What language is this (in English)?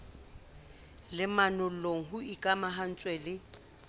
Southern Sotho